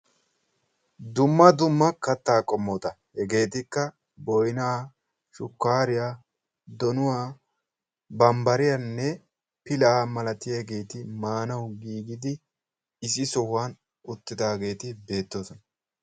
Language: Wolaytta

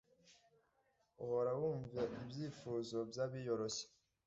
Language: Kinyarwanda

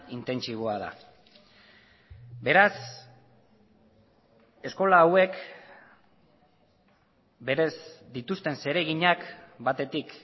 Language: Basque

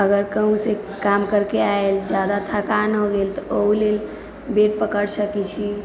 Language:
Maithili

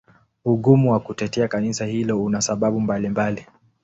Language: Swahili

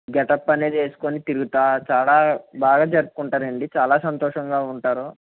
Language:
Telugu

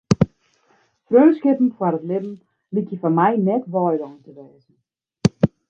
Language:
Western Frisian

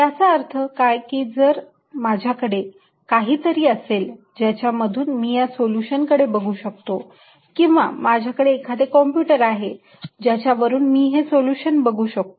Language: Marathi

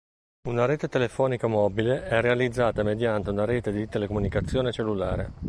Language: Italian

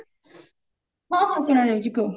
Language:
Odia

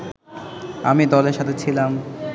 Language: Bangla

